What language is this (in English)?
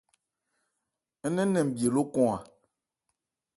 Ebrié